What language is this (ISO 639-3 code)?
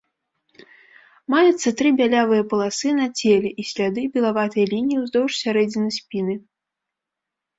bel